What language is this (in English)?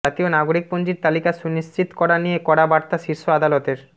Bangla